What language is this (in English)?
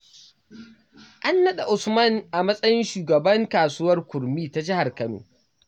Hausa